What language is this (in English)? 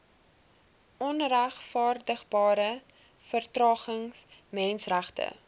Afrikaans